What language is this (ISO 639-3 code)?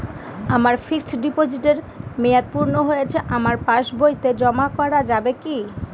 ben